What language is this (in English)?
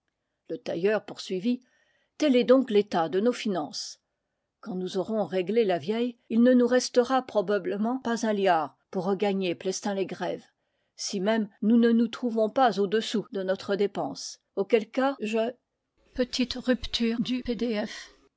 French